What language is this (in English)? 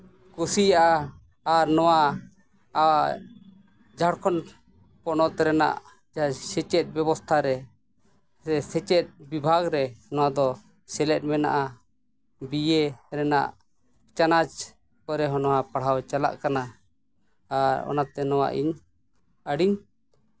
Santali